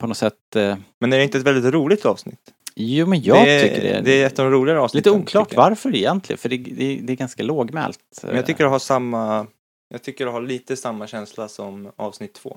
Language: Swedish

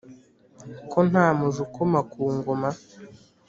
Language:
Kinyarwanda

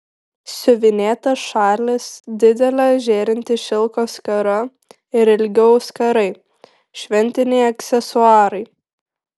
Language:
Lithuanian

